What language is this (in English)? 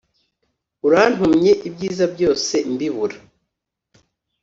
Kinyarwanda